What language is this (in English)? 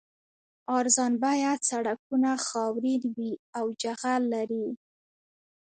Pashto